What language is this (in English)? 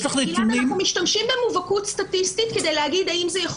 Hebrew